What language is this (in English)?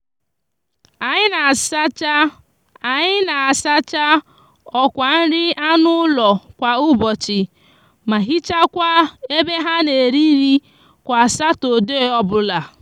Igbo